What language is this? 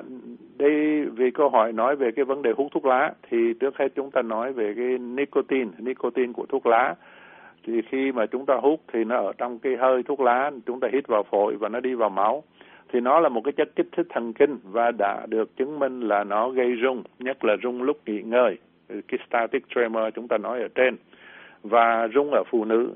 Vietnamese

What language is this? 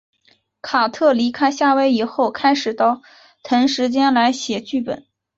Chinese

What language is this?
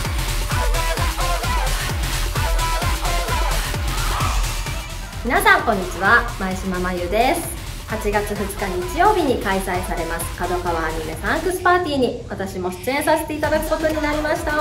Japanese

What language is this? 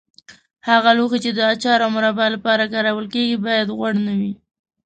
Pashto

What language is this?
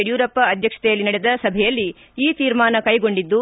Kannada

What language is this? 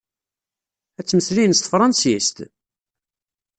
Kabyle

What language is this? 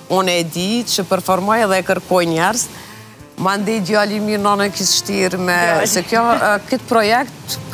Romanian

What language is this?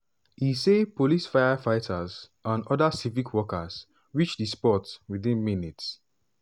Nigerian Pidgin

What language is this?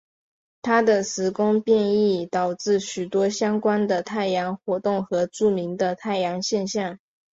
Chinese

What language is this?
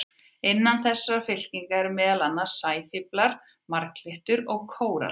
Icelandic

